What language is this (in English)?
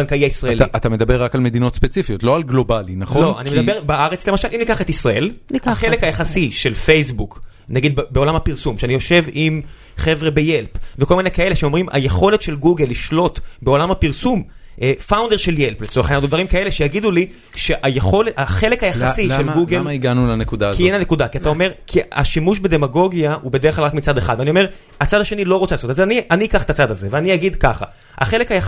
Hebrew